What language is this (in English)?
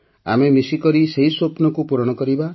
Odia